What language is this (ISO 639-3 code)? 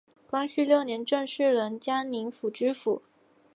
zho